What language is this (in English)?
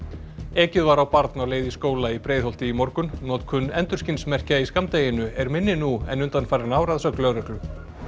Icelandic